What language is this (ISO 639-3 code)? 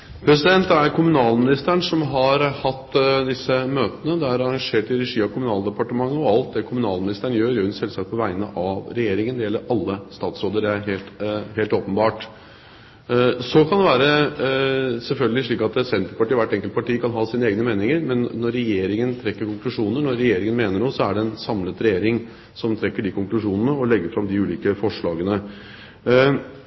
nob